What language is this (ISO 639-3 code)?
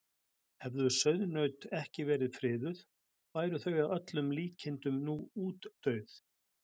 isl